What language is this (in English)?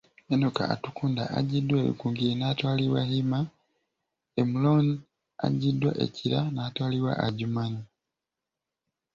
Ganda